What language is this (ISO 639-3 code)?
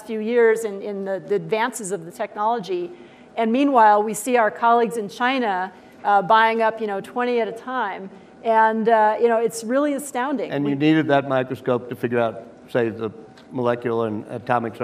eng